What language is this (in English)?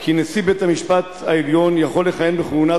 Hebrew